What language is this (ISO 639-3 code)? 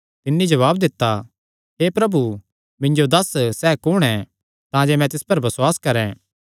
xnr